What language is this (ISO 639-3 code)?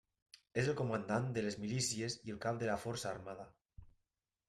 cat